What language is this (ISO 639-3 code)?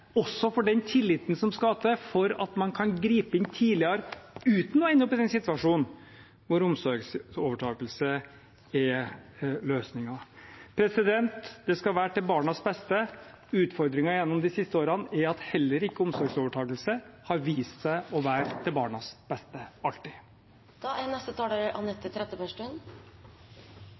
nob